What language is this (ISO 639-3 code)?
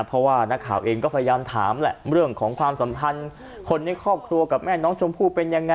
tha